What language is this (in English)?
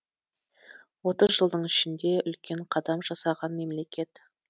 Kazakh